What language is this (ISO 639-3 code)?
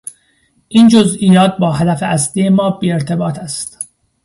fas